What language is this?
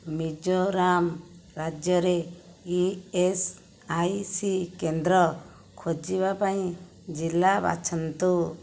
Odia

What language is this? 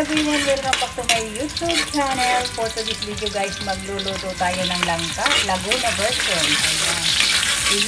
Filipino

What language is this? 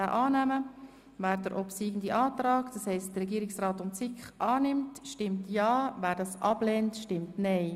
Swiss German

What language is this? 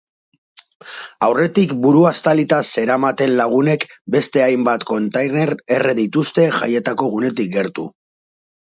Basque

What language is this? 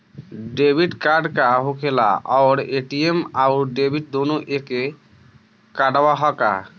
Bhojpuri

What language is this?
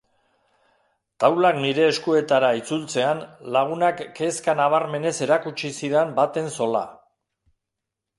Basque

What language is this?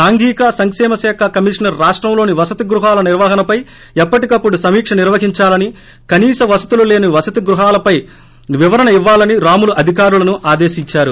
Telugu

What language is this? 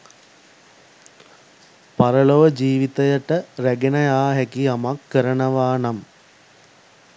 Sinhala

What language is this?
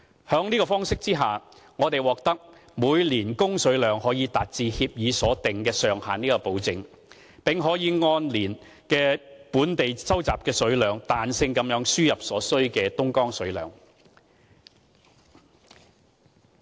Cantonese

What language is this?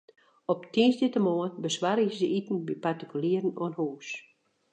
Western Frisian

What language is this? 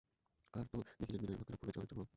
Bangla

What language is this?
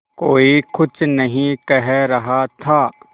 Hindi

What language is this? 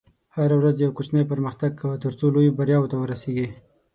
Pashto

